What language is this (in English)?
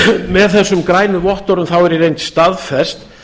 Icelandic